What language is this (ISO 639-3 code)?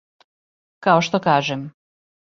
srp